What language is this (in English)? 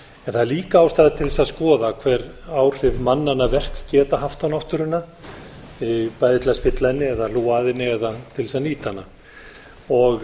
Icelandic